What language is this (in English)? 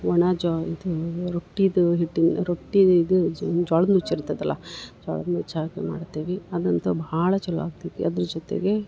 Kannada